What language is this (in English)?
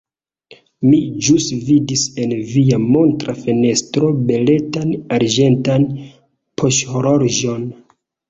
Esperanto